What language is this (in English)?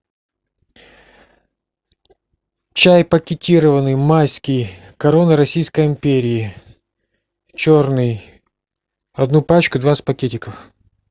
Russian